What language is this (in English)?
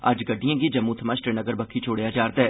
Dogri